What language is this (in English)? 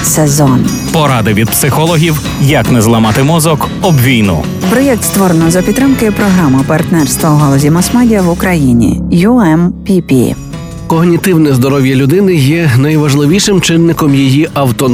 Ukrainian